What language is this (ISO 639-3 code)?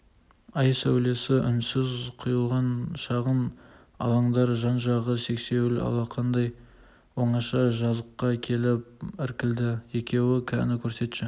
kaz